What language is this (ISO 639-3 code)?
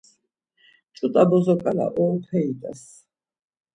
lzz